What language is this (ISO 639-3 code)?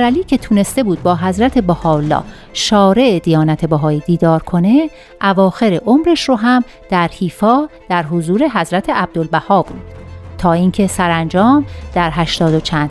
fas